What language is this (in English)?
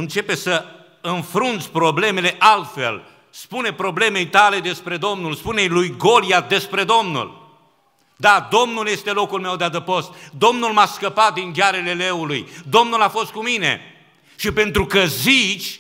Romanian